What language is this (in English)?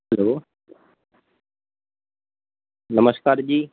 Gujarati